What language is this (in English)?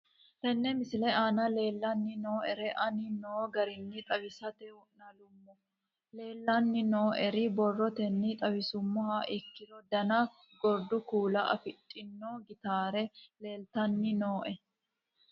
Sidamo